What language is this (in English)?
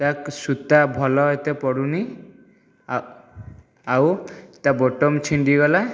Odia